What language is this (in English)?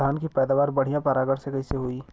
Bhojpuri